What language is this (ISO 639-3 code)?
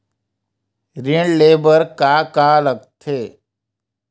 hne